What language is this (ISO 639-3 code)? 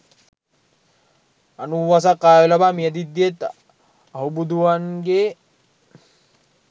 sin